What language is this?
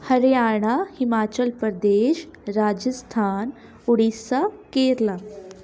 Punjabi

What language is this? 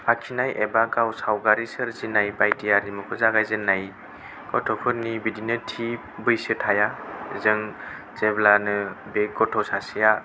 Bodo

